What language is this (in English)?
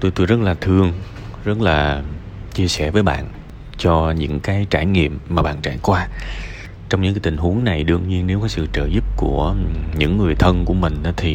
Vietnamese